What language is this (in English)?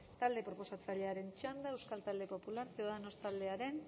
Basque